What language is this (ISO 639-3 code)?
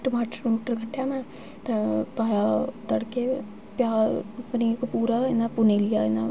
doi